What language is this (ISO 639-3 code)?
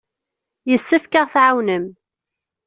kab